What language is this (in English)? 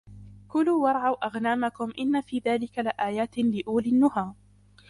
Arabic